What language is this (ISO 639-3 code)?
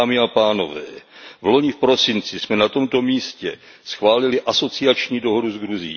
ces